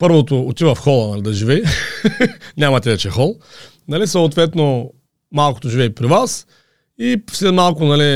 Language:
Bulgarian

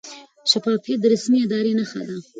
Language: Pashto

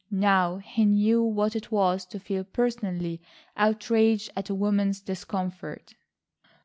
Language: English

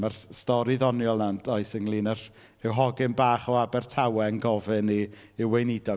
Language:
Welsh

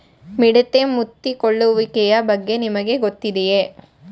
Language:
Kannada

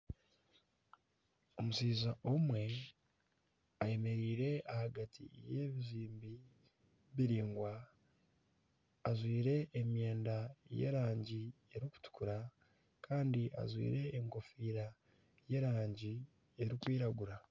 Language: Nyankole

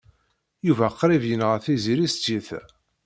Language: Kabyle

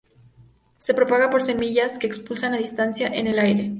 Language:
Spanish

